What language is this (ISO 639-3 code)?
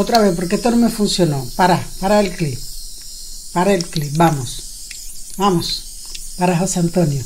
spa